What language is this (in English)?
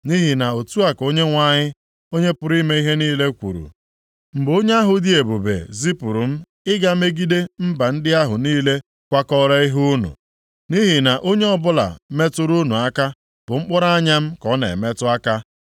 Igbo